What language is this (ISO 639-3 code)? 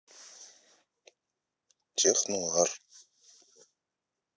rus